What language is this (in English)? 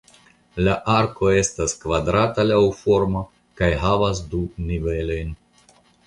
Esperanto